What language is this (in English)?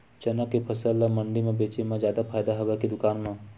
Chhattisgarhi